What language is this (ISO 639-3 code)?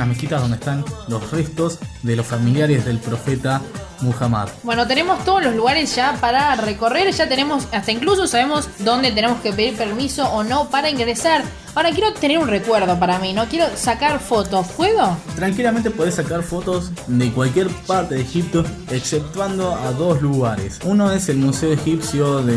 spa